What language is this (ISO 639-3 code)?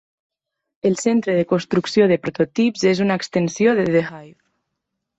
cat